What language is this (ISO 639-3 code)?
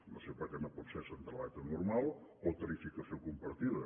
cat